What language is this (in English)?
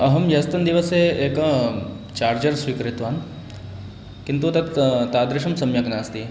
Sanskrit